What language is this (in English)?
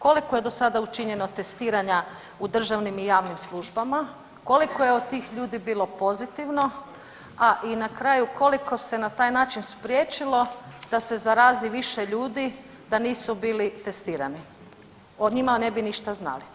Croatian